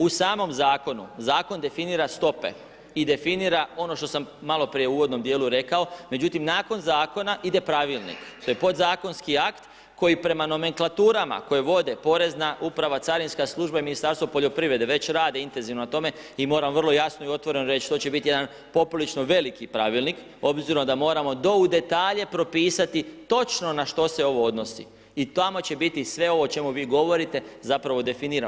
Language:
Croatian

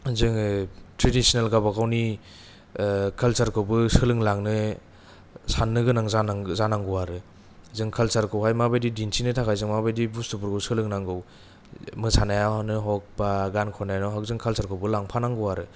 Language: Bodo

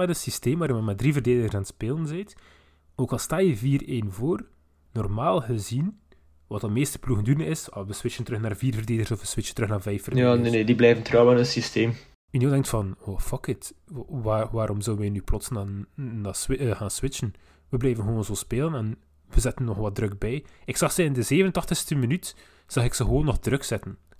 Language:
Dutch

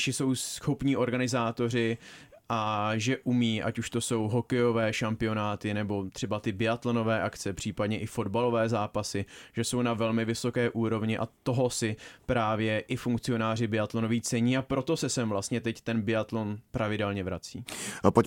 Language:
Czech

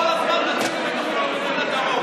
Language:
Hebrew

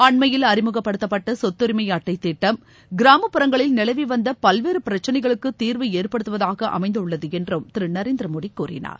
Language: Tamil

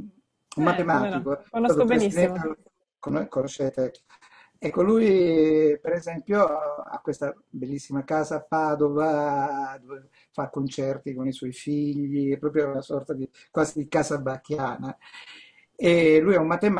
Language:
Italian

